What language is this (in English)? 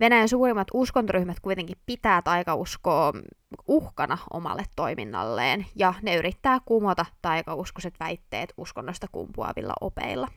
Finnish